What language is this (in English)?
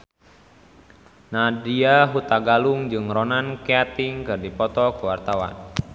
Sundanese